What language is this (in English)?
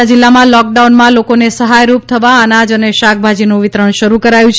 Gujarati